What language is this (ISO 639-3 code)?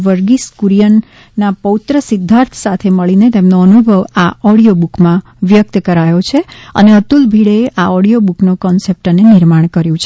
guj